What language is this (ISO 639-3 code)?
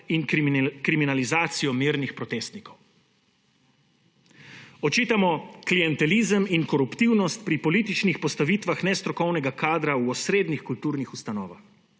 slv